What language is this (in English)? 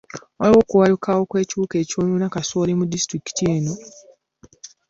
Ganda